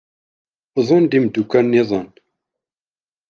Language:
Kabyle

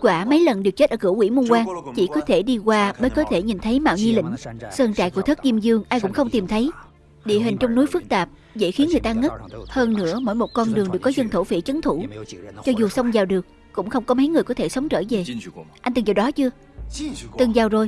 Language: Vietnamese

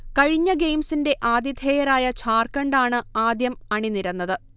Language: Malayalam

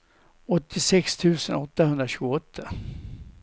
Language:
Swedish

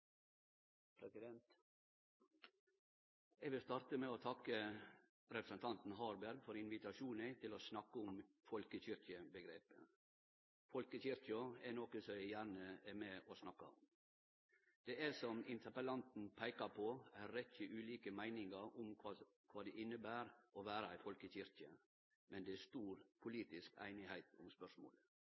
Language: Norwegian Nynorsk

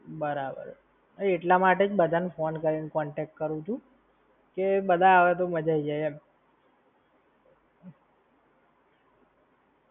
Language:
Gujarati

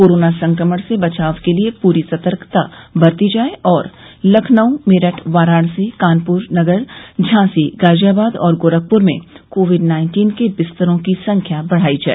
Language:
Hindi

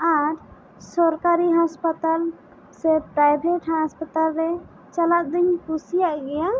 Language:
Santali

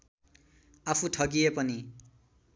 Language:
Nepali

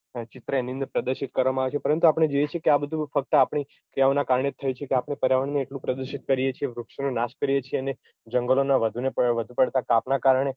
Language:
Gujarati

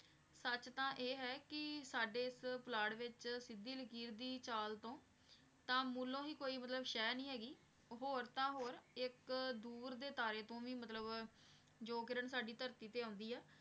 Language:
Punjabi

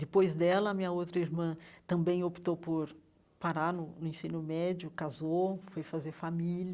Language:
Portuguese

